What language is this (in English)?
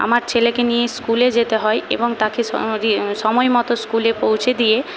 Bangla